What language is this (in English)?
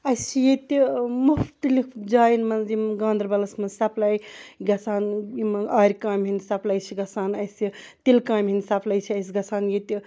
Kashmiri